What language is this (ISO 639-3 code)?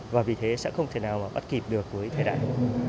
vie